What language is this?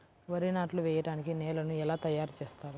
Telugu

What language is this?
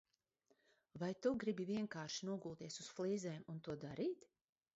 Latvian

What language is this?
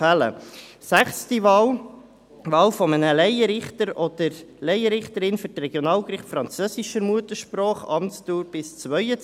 Swiss German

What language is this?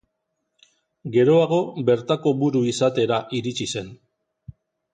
Basque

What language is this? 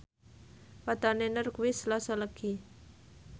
Javanese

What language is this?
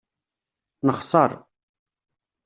Kabyle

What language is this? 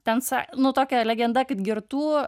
Lithuanian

